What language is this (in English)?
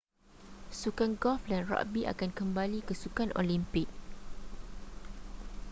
Malay